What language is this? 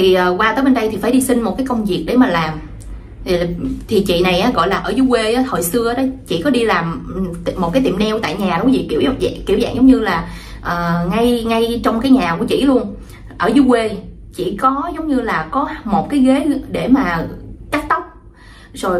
Vietnamese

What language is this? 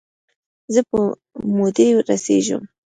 Pashto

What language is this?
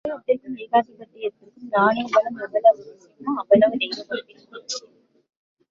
Tamil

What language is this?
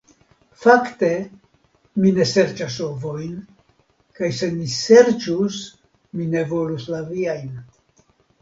Esperanto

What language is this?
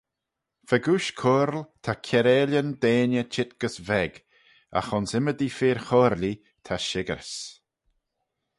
Manx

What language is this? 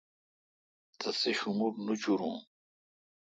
Kalkoti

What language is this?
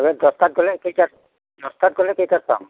Assamese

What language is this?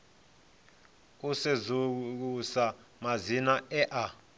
Venda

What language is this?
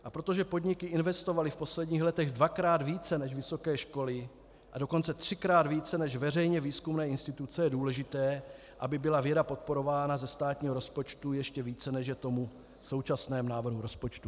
Czech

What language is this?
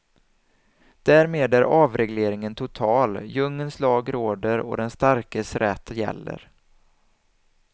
Swedish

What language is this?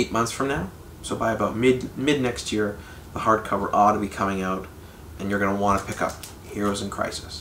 English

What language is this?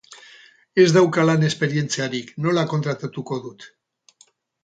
Basque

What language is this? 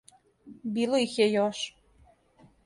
Serbian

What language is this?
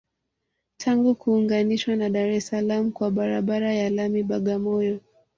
Swahili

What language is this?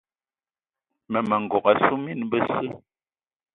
Eton (Cameroon)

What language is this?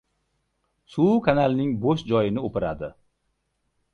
Uzbek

